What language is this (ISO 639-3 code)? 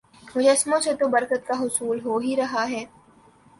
urd